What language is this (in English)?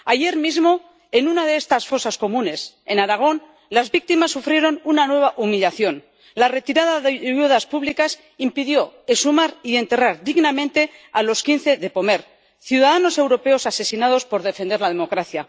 Spanish